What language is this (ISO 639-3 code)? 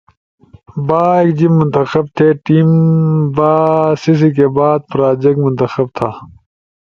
ush